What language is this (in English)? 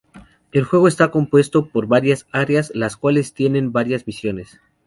Spanish